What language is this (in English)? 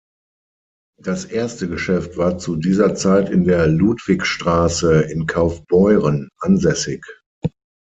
German